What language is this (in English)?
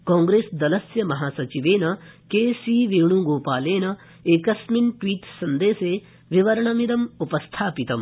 Sanskrit